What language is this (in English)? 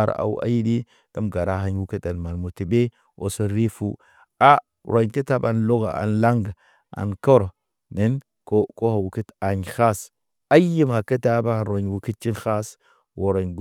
Naba